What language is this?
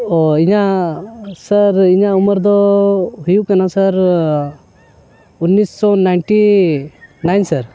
Santali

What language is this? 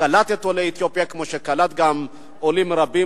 Hebrew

